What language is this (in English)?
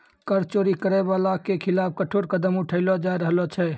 Maithili